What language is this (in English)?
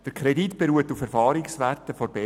Swiss German